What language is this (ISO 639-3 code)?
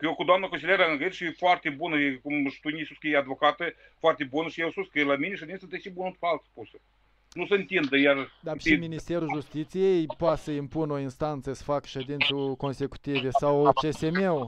ron